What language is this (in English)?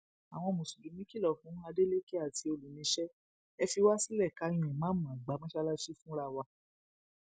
Yoruba